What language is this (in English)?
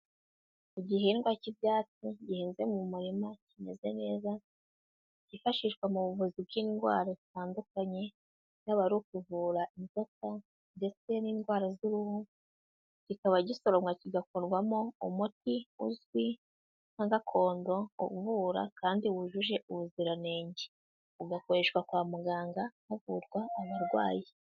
Kinyarwanda